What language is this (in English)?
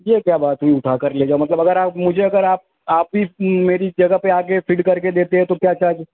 Urdu